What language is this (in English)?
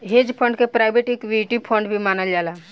Bhojpuri